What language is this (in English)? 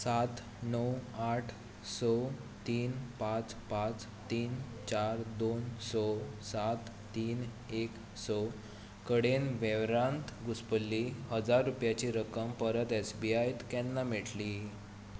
Konkani